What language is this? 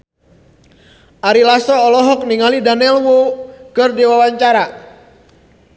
Sundanese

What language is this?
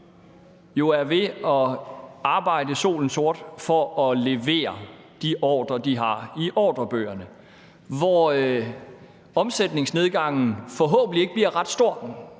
Danish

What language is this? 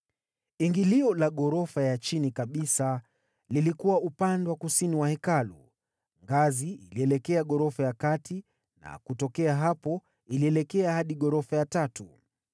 Swahili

